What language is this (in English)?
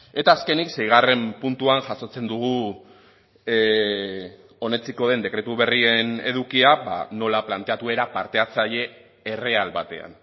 Basque